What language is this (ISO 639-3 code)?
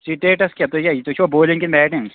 kas